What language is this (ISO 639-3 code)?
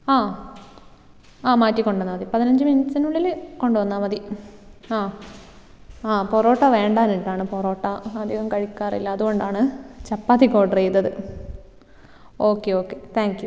mal